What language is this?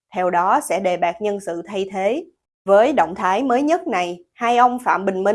Vietnamese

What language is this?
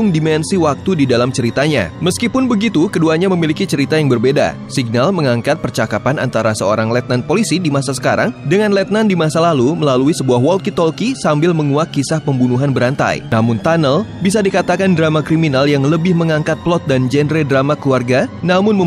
Indonesian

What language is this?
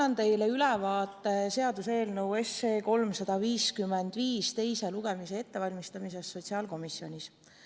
Estonian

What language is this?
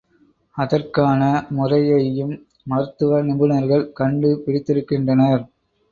Tamil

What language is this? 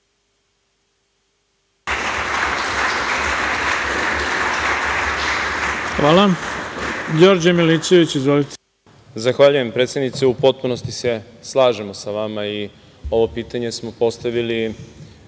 Serbian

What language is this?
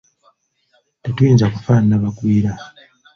Ganda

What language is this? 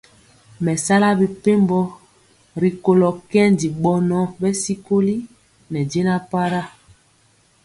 Mpiemo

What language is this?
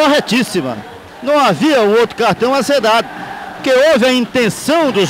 Portuguese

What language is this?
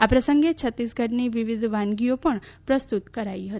Gujarati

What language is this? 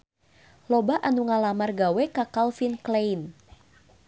Sundanese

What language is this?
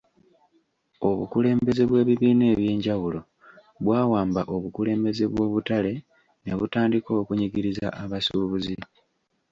Ganda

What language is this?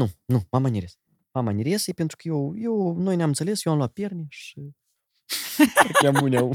Romanian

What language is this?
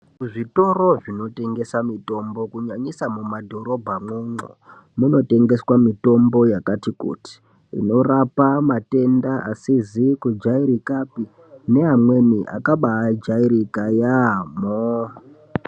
Ndau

